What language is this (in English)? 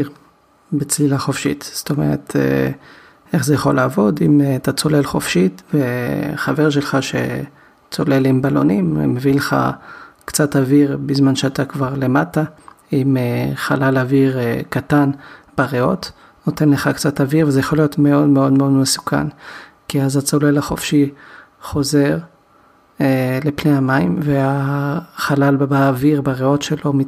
Hebrew